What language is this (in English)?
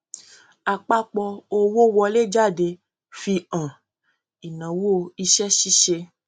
Yoruba